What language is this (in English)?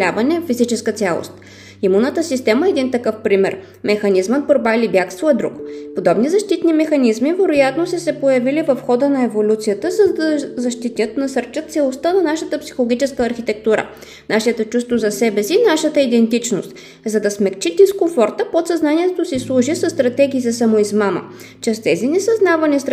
Bulgarian